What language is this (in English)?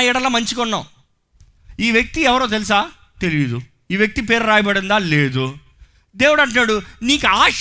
Telugu